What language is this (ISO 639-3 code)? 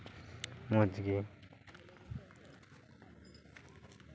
sat